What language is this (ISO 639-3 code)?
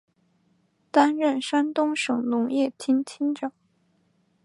zho